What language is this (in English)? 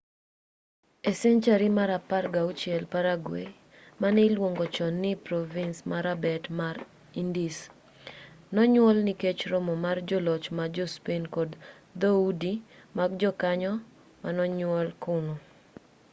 Luo (Kenya and Tanzania)